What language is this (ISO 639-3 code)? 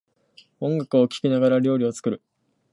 jpn